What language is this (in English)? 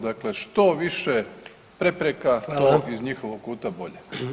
Croatian